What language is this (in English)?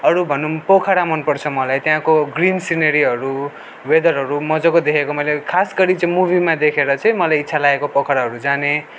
Nepali